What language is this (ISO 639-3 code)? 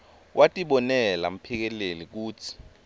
ssw